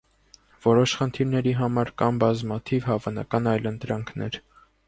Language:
Armenian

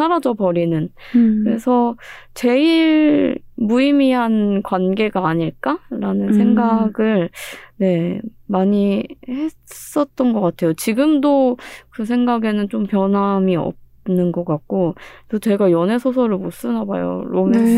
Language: Korean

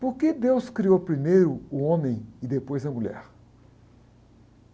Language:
Portuguese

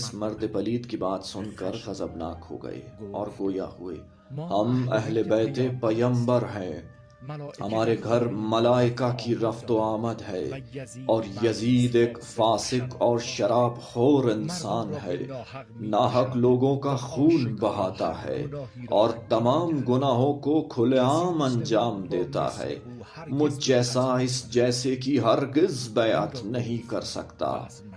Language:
Urdu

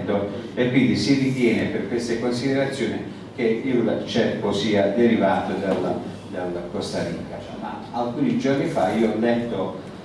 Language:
Italian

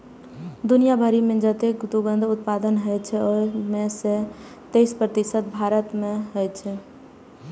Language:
Maithili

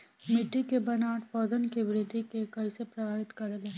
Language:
Bhojpuri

